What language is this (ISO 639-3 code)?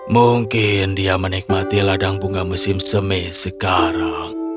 ind